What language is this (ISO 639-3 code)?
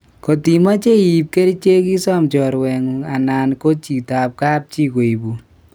kln